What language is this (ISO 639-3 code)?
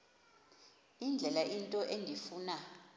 xho